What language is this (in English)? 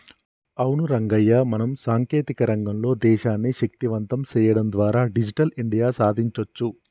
Telugu